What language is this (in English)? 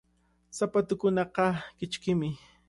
Cajatambo North Lima Quechua